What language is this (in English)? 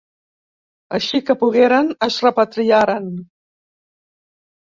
Catalan